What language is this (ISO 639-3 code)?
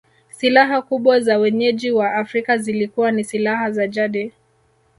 swa